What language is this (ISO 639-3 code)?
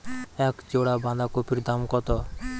ben